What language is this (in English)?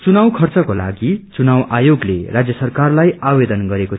Nepali